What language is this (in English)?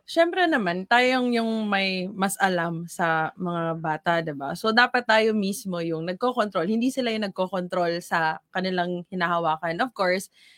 Filipino